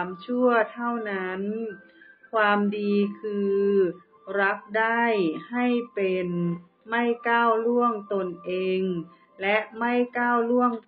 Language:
Thai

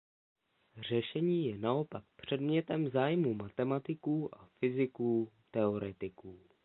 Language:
Czech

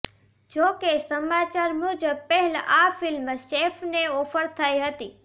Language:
Gujarati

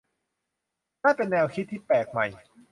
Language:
Thai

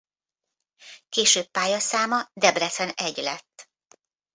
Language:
Hungarian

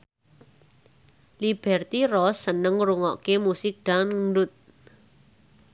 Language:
Javanese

